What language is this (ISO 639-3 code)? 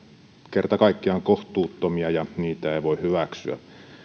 fin